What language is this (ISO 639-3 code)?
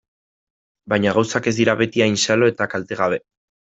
eus